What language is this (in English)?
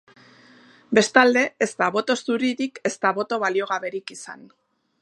Basque